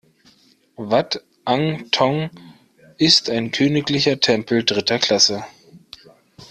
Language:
German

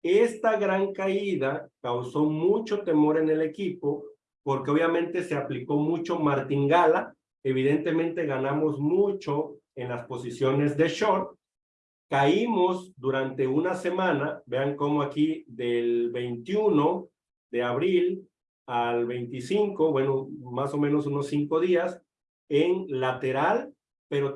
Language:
Spanish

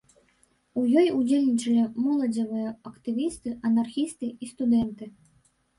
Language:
Belarusian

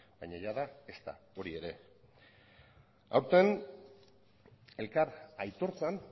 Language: Basque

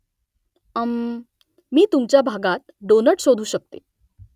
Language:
Marathi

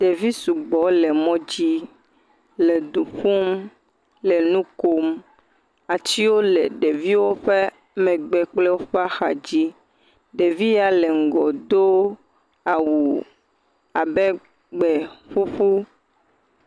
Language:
Ewe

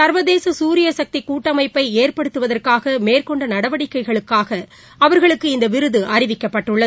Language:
Tamil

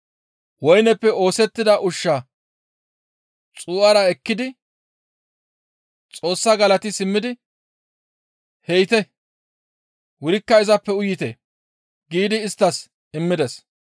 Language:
Gamo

